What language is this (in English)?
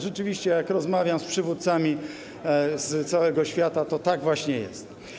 Polish